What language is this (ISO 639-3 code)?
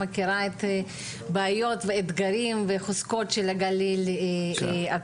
heb